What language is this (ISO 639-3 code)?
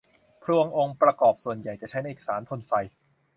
tha